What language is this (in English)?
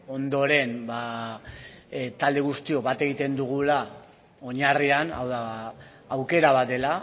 Basque